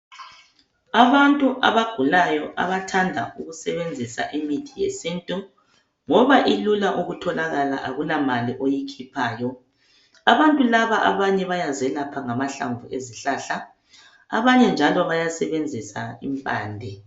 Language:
North Ndebele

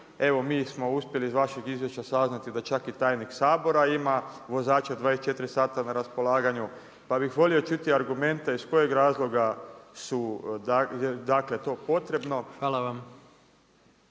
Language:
Croatian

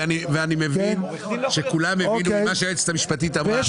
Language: Hebrew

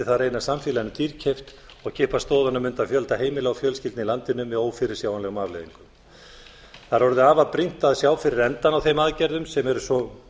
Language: Icelandic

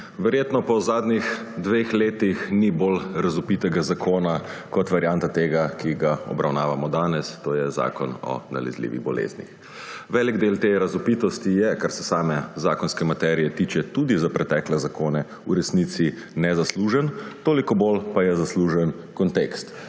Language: Slovenian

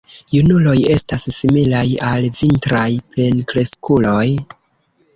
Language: Esperanto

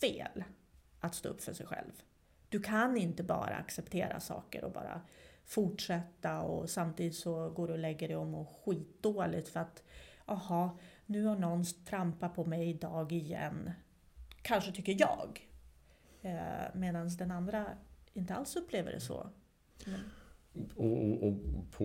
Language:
Swedish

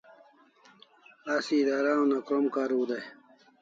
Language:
Kalasha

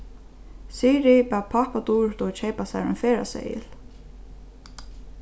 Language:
Faroese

